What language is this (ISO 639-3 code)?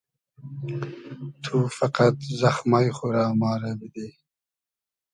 haz